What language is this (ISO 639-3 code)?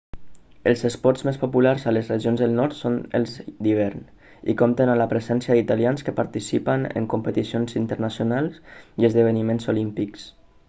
cat